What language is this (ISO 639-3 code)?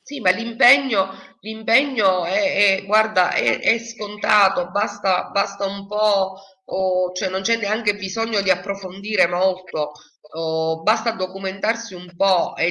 ita